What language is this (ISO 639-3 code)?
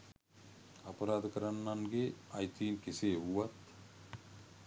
sin